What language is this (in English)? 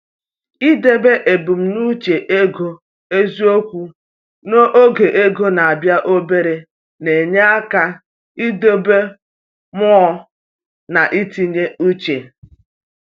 Igbo